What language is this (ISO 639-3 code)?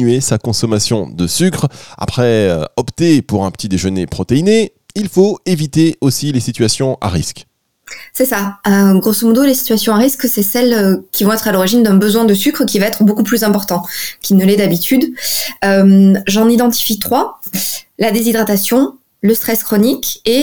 fra